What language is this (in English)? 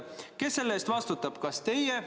Estonian